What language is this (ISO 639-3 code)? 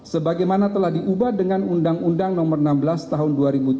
ind